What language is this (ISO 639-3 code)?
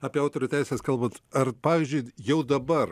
lit